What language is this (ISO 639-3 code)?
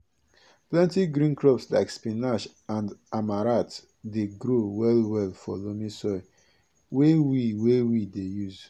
pcm